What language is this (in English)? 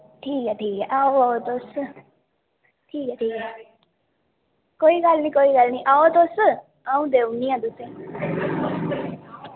Dogri